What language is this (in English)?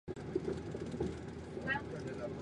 Chinese